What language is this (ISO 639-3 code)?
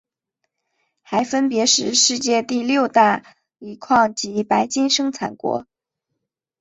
zho